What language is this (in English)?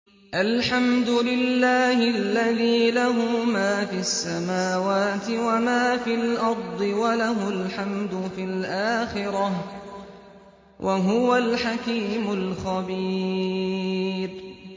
Arabic